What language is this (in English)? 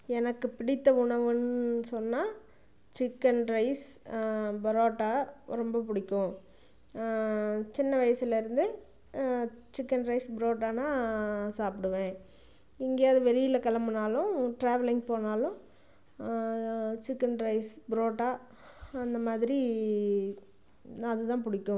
Tamil